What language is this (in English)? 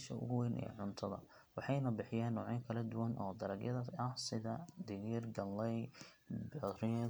Somali